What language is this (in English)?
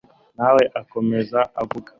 Kinyarwanda